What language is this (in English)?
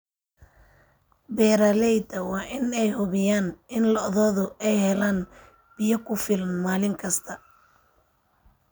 Somali